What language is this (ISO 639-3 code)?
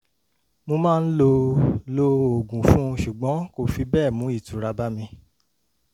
yor